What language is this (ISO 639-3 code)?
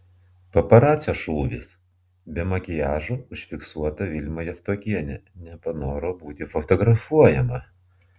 lit